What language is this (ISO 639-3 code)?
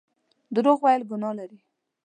pus